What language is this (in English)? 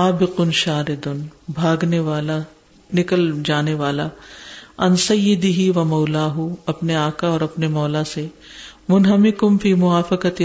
Urdu